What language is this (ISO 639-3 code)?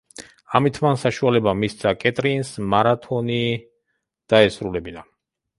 kat